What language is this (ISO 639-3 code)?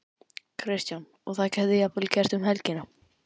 isl